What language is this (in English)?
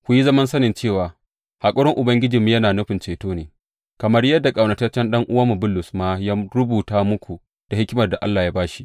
Hausa